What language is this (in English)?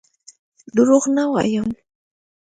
Pashto